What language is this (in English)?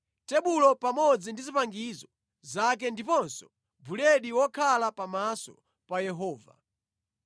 Nyanja